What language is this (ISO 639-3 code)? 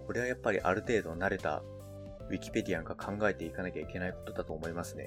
jpn